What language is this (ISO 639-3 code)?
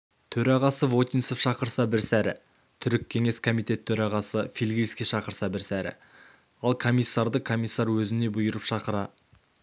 kaz